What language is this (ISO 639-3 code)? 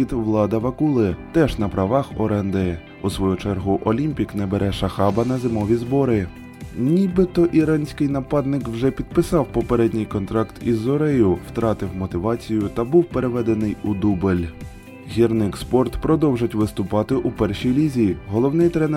ukr